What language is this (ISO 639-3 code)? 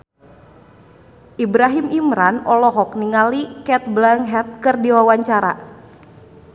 sun